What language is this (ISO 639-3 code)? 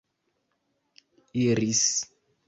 epo